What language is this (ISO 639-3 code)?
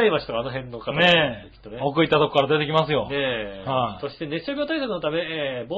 jpn